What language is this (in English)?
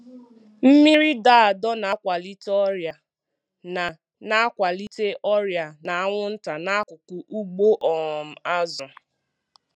Igbo